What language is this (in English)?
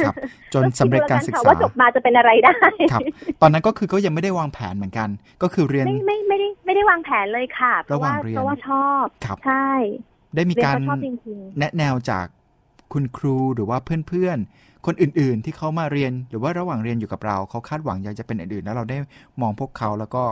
Thai